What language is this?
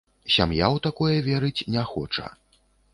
Belarusian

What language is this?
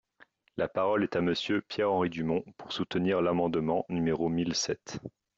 French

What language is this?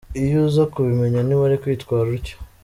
Kinyarwanda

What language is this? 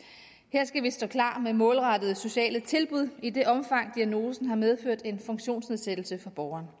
Danish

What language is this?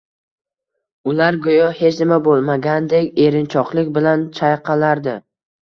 Uzbek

